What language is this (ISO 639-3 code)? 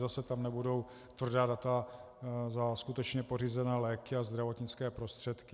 ces